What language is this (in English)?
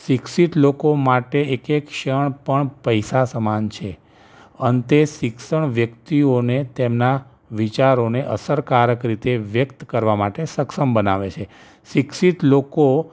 Gujarati